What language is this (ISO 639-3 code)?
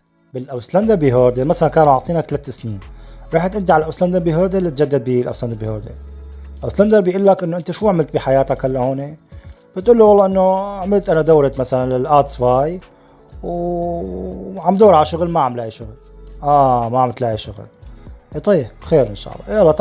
ara